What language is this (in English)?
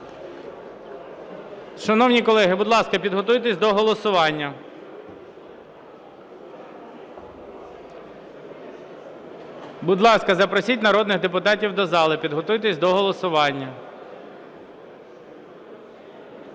Ukrainian